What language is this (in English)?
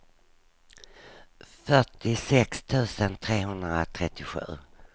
Swedish